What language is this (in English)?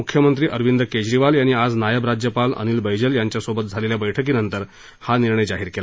Marathi